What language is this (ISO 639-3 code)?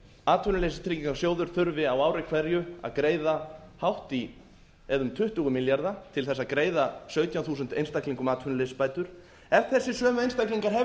isl